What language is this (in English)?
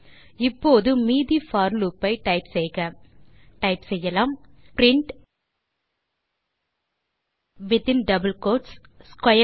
Tamil